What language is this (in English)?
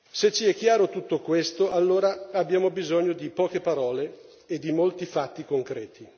Italian